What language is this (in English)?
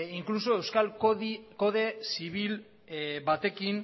Basque